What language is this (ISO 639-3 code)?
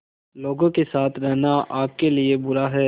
hin